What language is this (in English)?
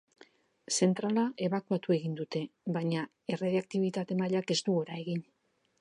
Basque